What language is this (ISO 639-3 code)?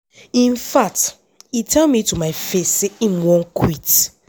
pcm